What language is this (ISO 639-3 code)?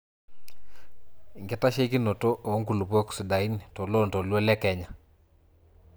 mas